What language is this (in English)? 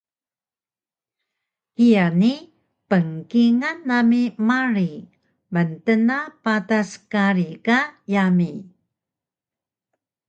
Taroko